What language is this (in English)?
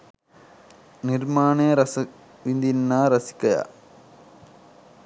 Sinhala